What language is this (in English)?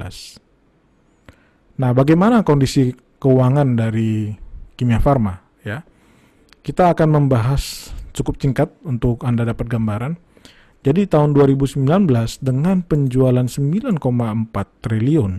Indonesian